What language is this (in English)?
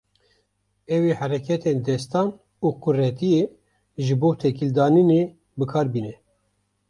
Kurdish